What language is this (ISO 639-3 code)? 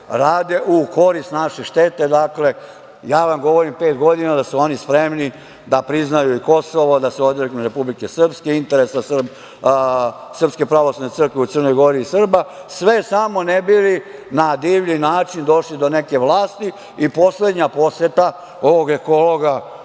srp